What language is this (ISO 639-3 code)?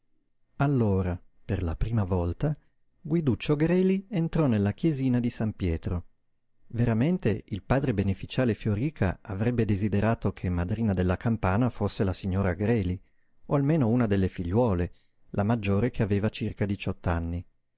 ita